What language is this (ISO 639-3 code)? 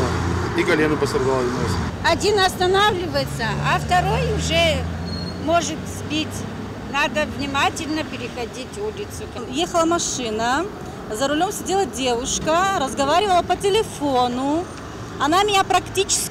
rus